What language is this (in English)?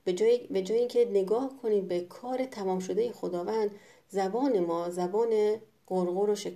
Persian